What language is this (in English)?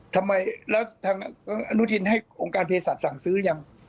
Thai